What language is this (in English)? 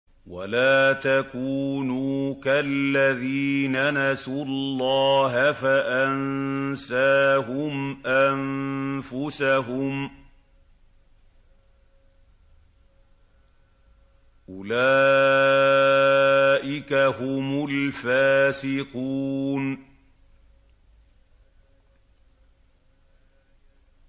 Arabic